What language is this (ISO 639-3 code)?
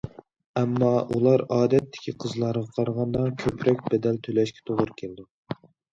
uig